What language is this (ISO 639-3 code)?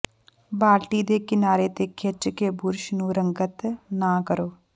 pan